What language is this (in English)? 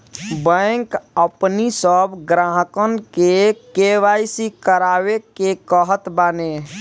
Bhojpuri